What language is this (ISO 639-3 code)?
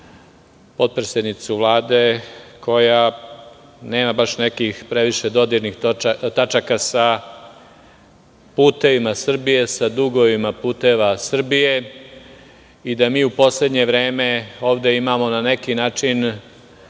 srp